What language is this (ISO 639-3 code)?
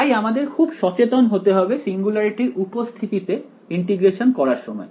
ben